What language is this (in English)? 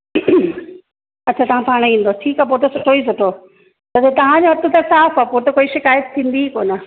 Sindhi